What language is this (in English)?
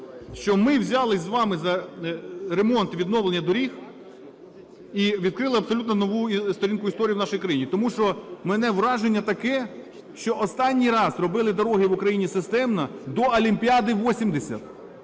Ukrainian